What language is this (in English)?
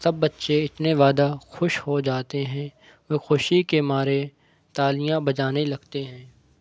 Urdu